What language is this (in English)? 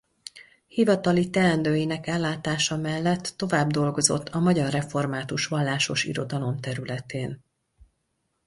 Hungarian